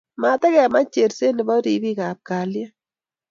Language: Kalenjin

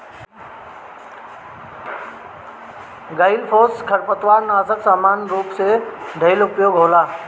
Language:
Bhojpuri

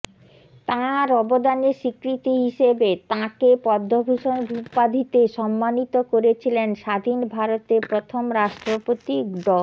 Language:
Bangla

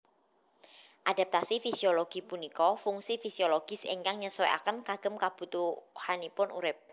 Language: Javanese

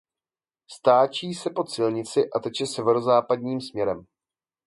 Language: Czech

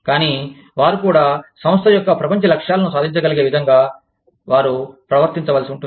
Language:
Telugu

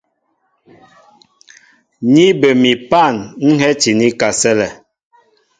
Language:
Mbo (Cameroon)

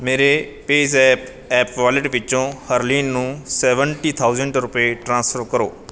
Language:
Punjabi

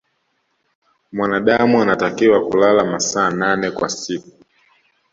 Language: Swahili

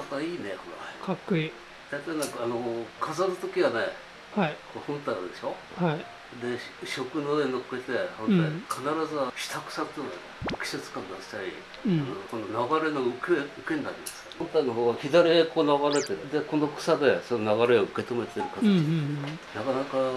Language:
Japanese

